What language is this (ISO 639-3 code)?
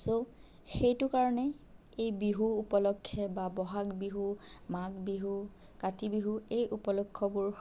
asm